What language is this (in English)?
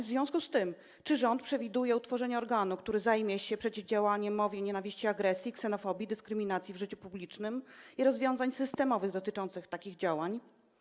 Polish